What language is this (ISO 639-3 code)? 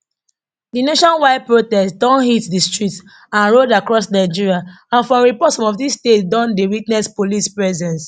pcm